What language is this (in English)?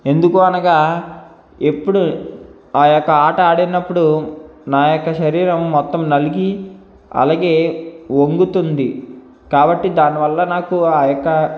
Telugu